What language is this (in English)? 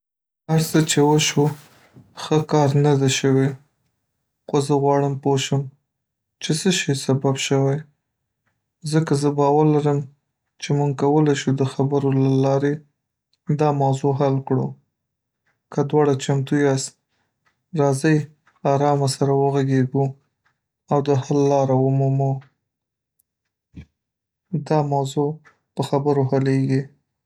Pashto